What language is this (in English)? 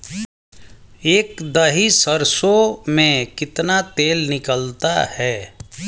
Hindi